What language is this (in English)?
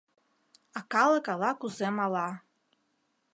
Mari